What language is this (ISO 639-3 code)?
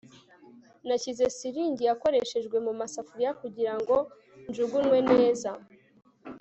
kin